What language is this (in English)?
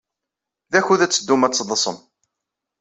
Kabyle